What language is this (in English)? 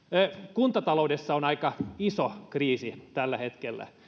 Finnish